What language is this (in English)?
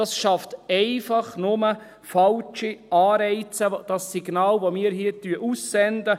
Swiss German